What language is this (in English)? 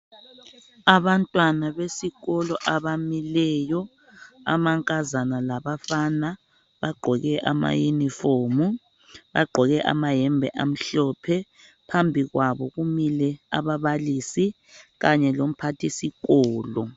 North Ndebele